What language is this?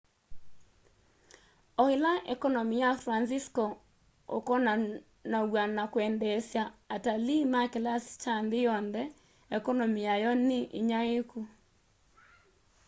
Kamba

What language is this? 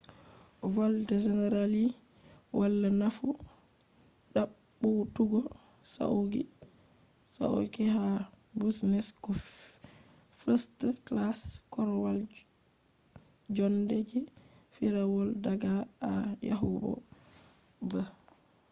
Fula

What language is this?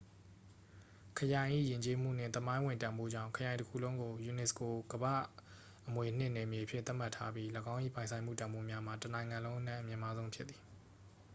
Burmese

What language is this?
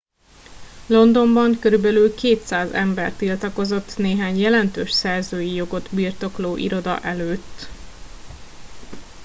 Hungarian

